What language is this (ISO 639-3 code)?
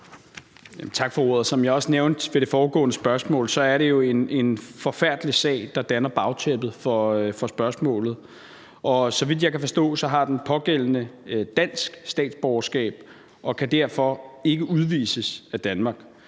dan